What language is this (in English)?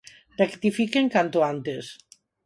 Galician